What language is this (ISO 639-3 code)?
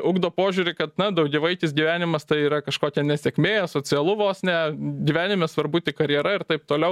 lit